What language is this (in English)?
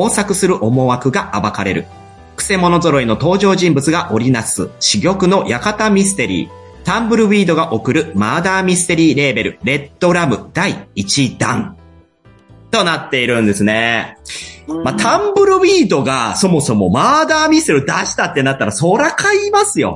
Japanese